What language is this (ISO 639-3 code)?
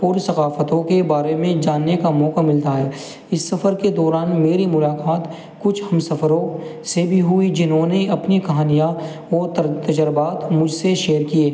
urd